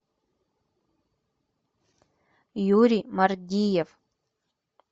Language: Russian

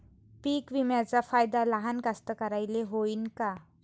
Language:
Marathi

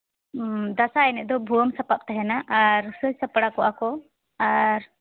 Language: Santali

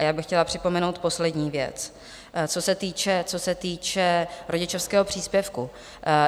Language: Czech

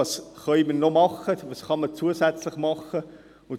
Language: Swiss German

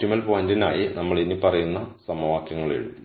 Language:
Malayalam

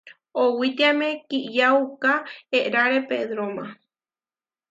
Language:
Huarijio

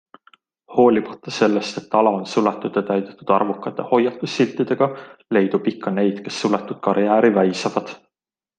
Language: Estonian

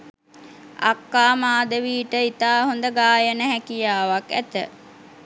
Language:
Sinhala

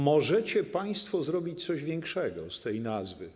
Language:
Polish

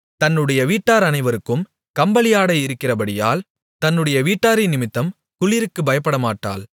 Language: Tamil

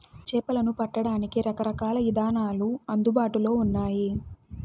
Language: Telugu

